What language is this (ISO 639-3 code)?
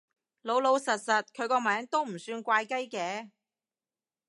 yue